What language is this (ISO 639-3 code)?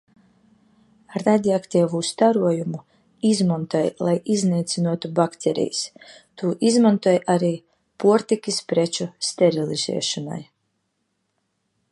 lav